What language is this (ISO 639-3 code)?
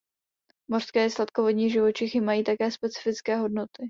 ces